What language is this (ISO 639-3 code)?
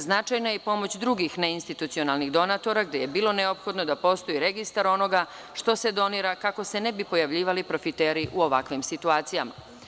srp